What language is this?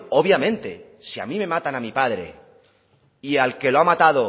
Spanish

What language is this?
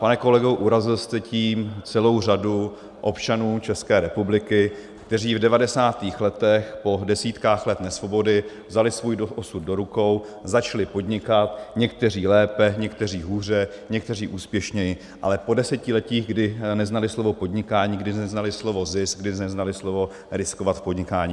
Czech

